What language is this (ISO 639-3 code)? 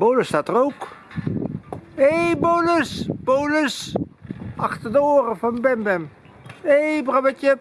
nld